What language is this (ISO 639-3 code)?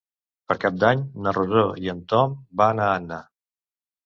cat